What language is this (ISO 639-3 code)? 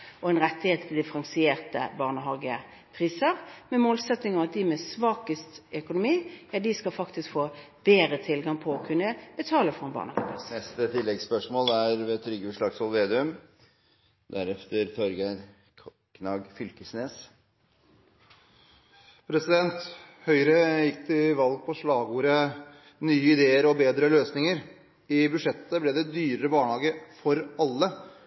nor